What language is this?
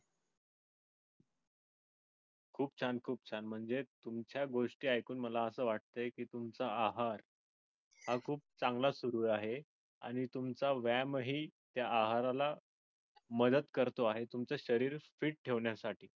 Marathi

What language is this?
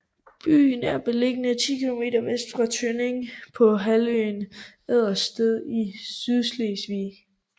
Danish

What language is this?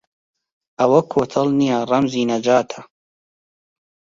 Central Kurdish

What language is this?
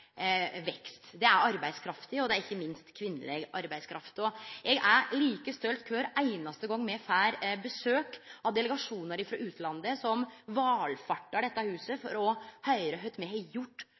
Norwegian Nynorsk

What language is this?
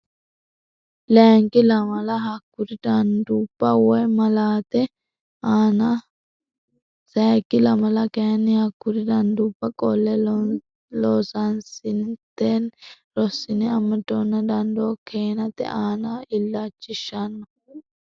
Sidamo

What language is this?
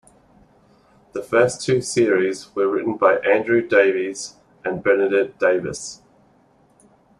English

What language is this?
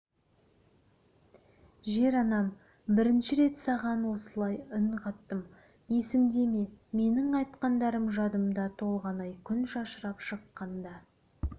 Kazakh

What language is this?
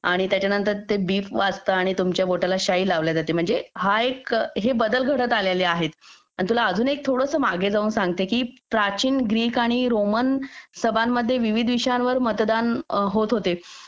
Marathi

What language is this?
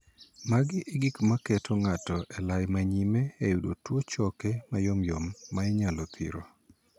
Luo (Kenya and Tanzania)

